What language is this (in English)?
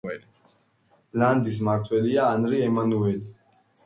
Georgian